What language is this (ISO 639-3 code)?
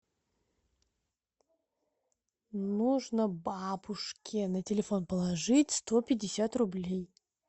rus